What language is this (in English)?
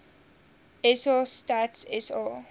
Afrikaans